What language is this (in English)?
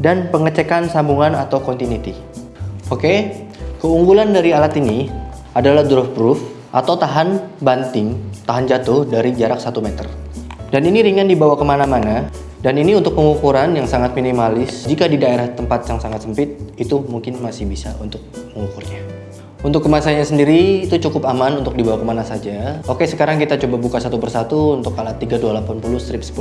Indonesian